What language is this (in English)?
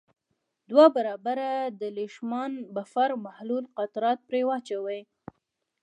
Pashto